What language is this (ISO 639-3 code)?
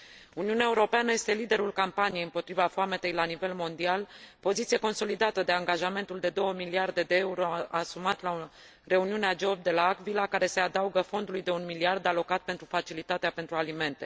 ron